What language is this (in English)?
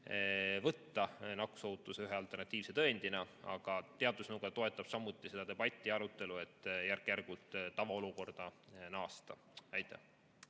Estonian